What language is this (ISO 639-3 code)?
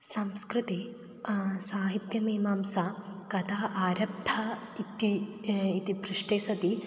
san